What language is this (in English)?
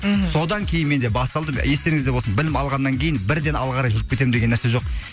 Kazakh